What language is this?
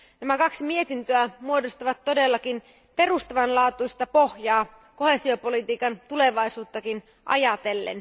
Finnish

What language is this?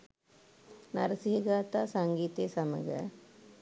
Sinhala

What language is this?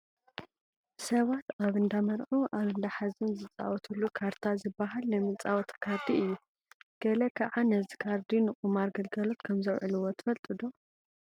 Tigrinya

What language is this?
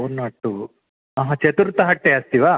Sanskrit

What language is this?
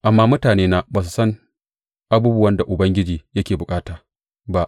Hausa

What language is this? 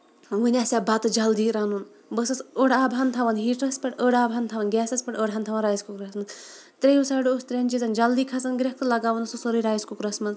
Kashmiri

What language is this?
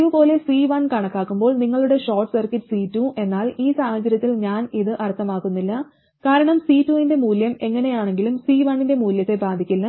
Malayalam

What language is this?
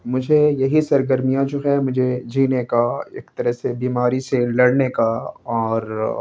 Urdu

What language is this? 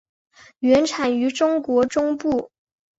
Chinese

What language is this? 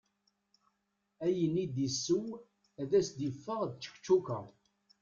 Kabyle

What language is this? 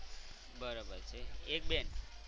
Gujarati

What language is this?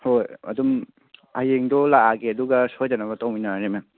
Manipuri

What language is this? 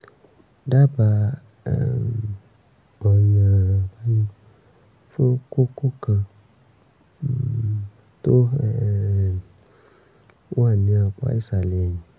Yoruba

